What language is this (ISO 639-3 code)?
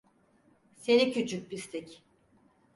tur